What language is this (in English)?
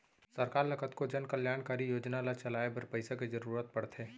Chhattisgarhi